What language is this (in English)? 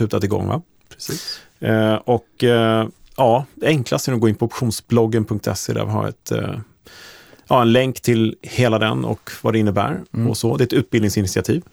Swedish